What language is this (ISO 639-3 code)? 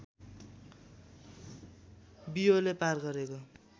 nep